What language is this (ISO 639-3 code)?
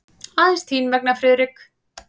isl